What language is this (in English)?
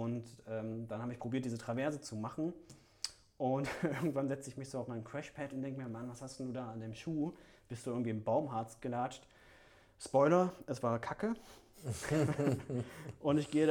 German